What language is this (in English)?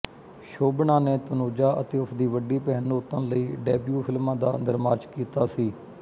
Punjabi